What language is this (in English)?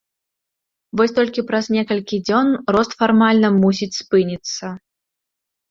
Belarusian